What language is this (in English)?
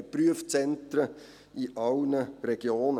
Swiss German